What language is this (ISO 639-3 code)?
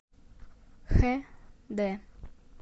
rus